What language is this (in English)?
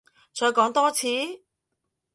Cantonese